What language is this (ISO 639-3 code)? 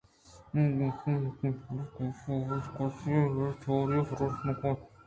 bgp